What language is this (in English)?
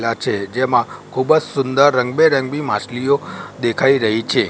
Gujarati